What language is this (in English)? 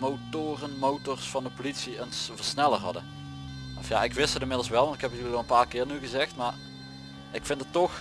Dutch